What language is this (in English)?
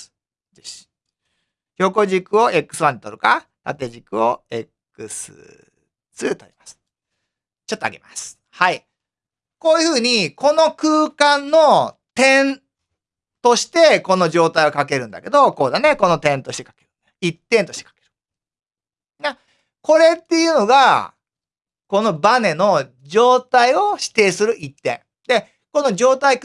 Japanese